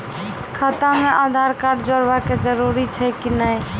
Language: Maithili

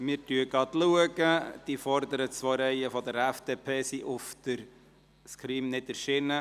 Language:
Swiss German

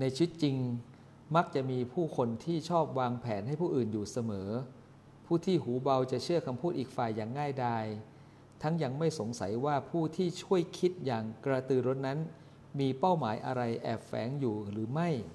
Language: Thai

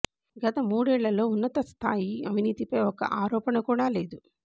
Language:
Telugu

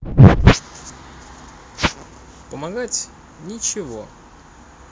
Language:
Russian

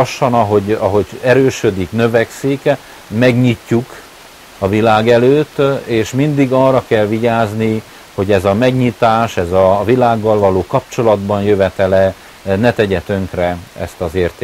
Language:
Hungarian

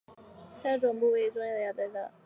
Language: Chinese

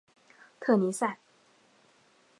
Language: Chinese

